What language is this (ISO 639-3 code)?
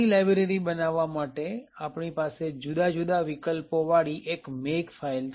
guj